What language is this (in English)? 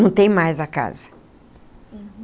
Portuguese